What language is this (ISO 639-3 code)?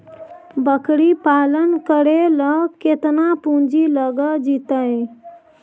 mag